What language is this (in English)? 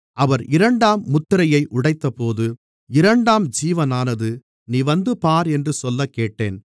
Tamil